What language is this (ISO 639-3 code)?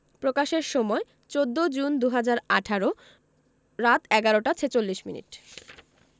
ben